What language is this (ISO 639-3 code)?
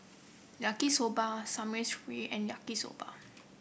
eng